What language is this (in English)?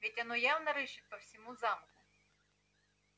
Russian